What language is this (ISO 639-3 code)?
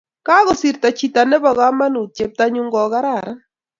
kln